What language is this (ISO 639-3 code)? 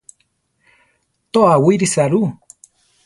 tar